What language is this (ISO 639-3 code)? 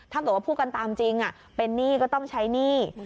tha